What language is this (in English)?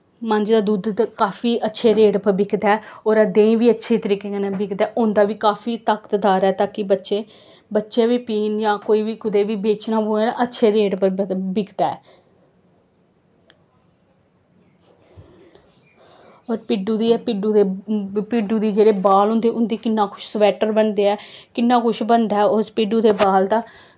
Dogri